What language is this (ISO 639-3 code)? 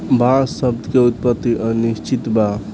bho